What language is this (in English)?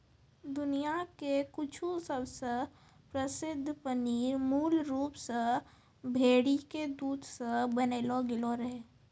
Maithili